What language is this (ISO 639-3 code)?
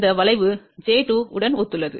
tam